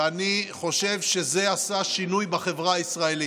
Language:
Hebrew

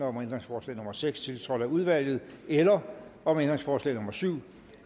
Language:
Danish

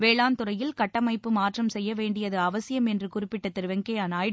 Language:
Tamil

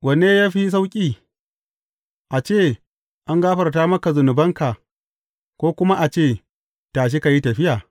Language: Hausa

